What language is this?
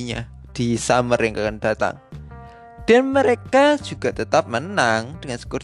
Indonesian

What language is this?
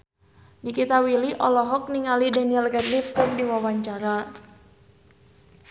Sundanese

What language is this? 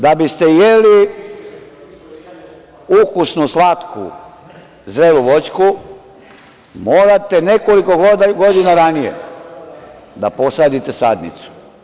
Serbian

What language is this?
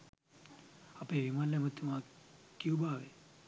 Sinhala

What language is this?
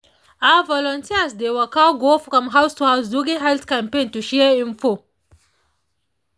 Nigerian Pidgin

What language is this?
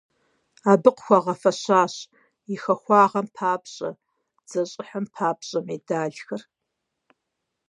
Kabardian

